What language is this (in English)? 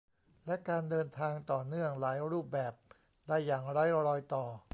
Thai